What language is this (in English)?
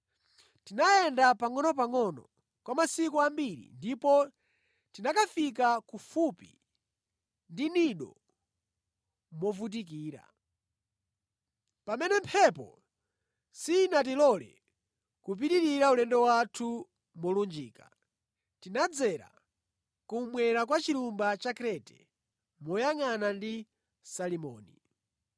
Nyanja